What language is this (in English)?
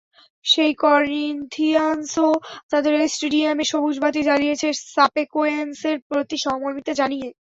Bangla